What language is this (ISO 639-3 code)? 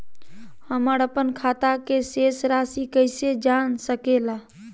mag